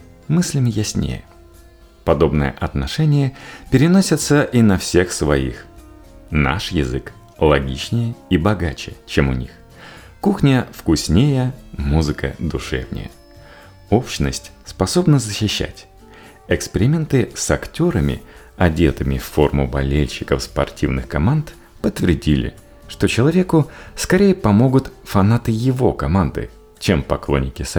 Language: Russian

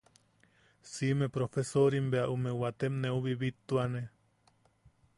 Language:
Yaqui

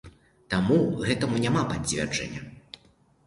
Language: Belarusian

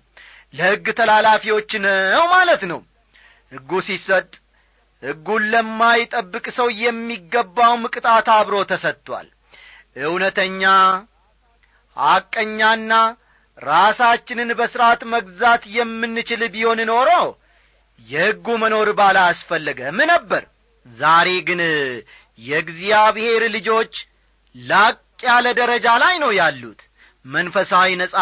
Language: Amharic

